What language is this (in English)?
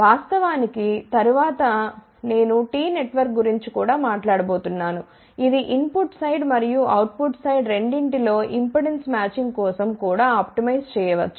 Telugu